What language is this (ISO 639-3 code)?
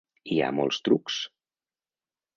cat